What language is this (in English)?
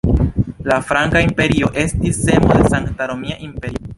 Esperanto